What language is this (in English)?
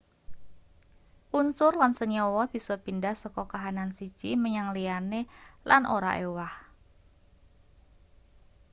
Javanese